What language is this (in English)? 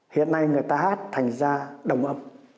Vietnamese